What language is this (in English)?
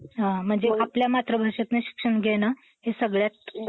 Marathi